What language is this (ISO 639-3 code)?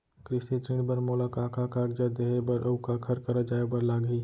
hne